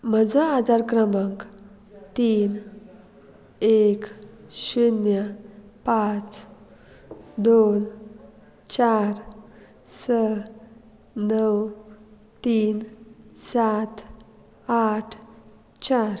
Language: Konkani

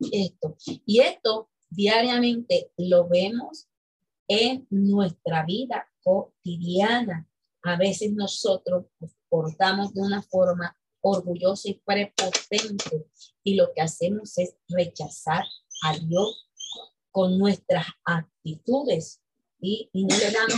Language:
Spanish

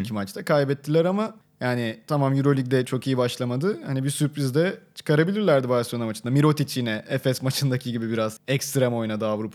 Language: Turkish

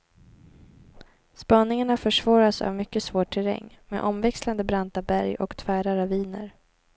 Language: Swedish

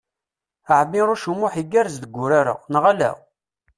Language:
Kabyle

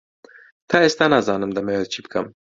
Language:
Central Kurdish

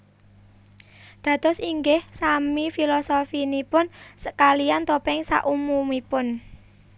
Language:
Javanese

